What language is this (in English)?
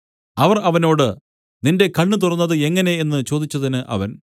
Malayalam